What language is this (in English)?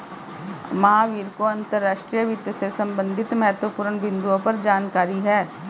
Hindi